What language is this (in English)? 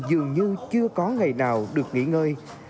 Vietnamese